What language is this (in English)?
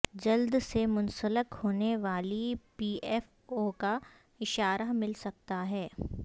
Urdu